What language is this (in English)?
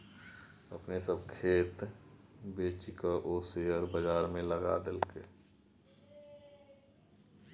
Maithili